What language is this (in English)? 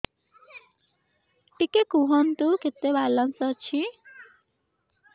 Odia